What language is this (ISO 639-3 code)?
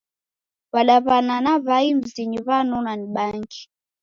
dav